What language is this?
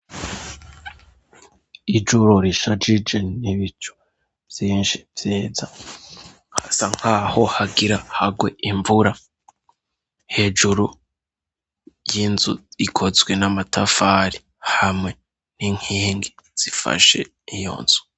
Rundi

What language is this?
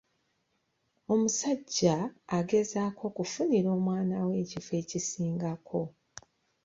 Ganda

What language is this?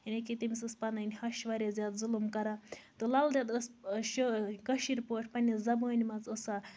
Kashmiri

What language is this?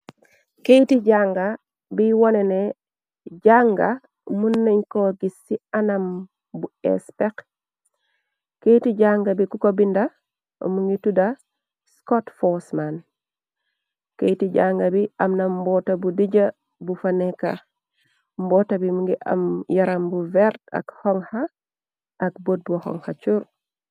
Wolof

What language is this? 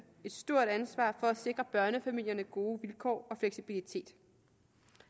Danish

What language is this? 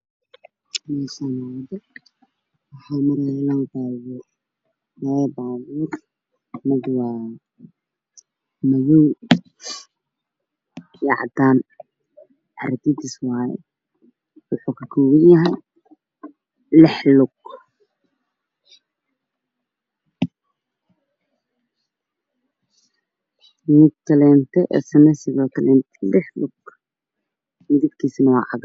Somali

